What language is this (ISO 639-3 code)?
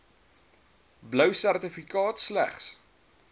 afr